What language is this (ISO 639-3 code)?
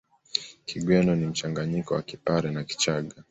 swa